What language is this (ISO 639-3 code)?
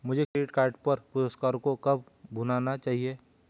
hin